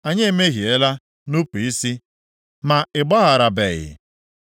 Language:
Igbo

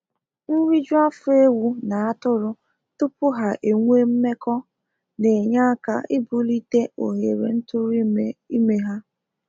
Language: Igbo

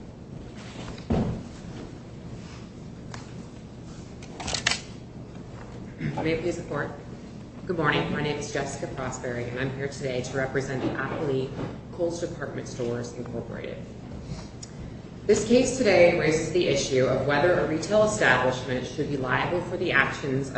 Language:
English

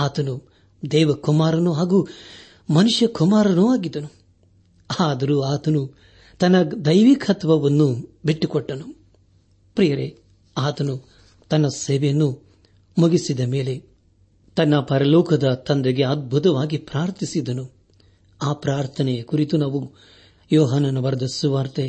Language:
Kannada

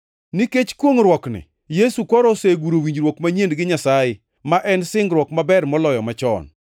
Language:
Luo (Kenya and Tanzania)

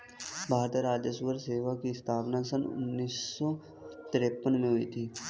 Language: Hindi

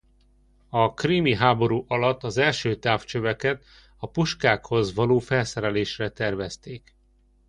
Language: Hungarian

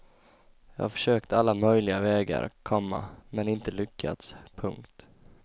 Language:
Swedish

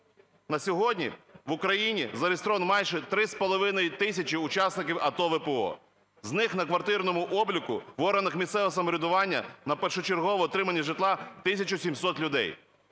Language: Ukrainian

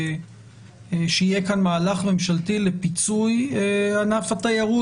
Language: Hebrew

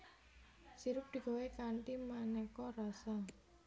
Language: Javanese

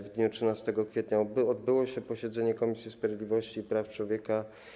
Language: Polish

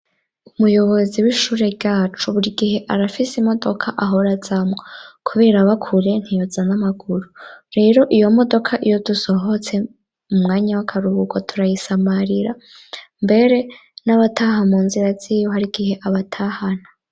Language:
Rundi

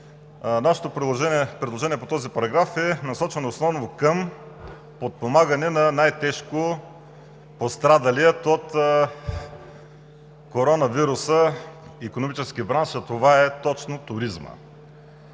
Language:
Bulgarian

